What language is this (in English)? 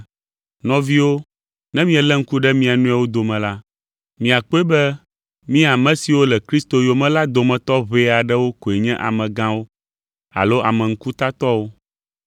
Ewe